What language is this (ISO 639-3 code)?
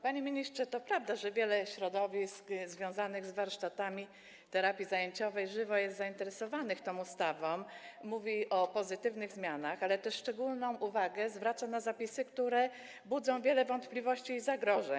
pol